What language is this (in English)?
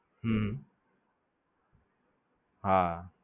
Gujarati